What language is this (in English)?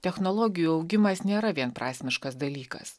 Lithuanian